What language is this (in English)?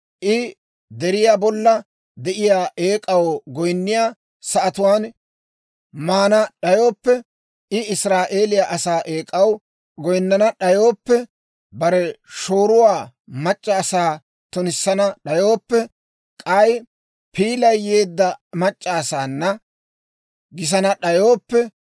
Dawro